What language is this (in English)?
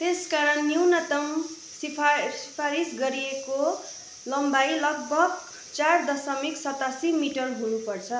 Nepali